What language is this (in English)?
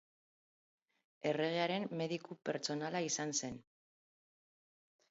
Basque